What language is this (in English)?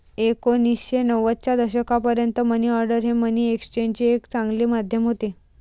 Marathi